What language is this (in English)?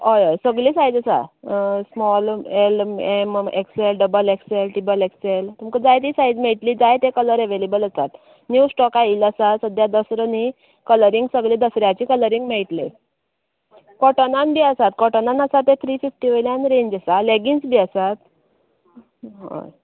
Konkani